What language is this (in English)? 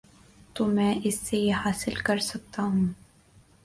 Urdu